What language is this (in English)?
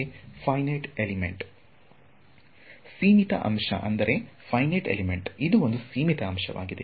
Kannada